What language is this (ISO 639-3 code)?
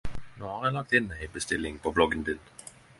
nno